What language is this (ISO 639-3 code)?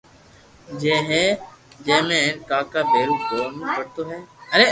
lrk